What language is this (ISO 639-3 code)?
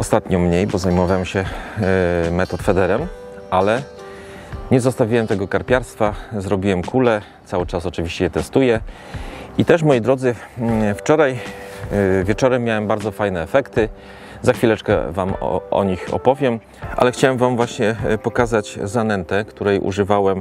pol